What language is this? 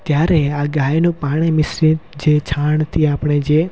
Gujarati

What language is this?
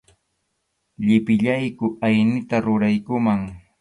Arequipa-La Unión Quechua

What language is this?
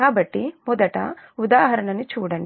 Telugu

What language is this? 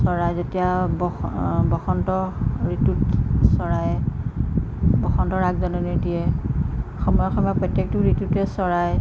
Assamese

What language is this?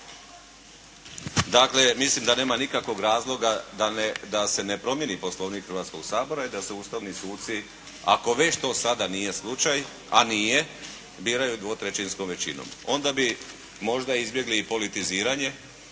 Croatian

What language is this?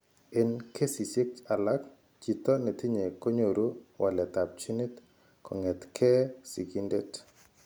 Kalenjin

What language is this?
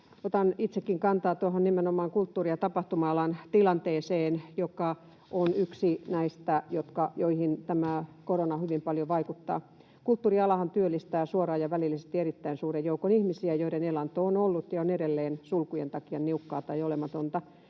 Finnish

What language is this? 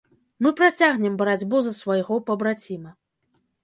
Belarusian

